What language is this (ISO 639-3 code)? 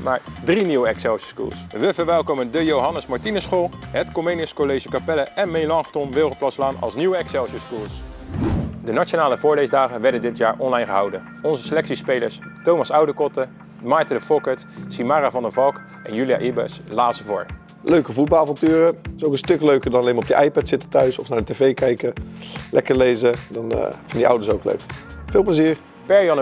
nld